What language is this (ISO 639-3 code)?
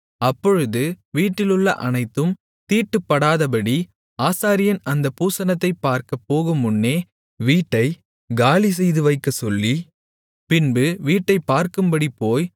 tam